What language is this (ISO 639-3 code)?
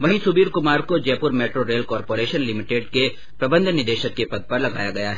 hin